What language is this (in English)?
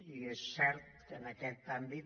Catalan